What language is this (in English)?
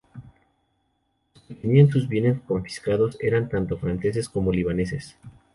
Spanish